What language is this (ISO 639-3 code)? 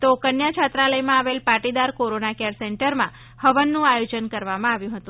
guj